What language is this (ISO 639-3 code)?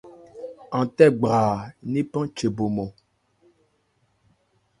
ebr